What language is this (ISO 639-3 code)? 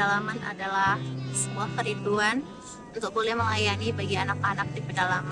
ind